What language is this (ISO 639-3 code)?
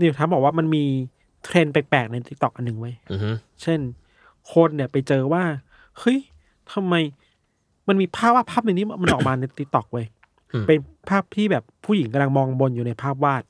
tha